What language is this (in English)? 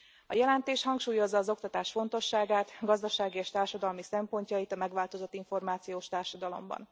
Hungarian